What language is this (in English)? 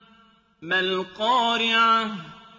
Arabic